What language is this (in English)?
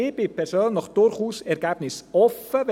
Swiss German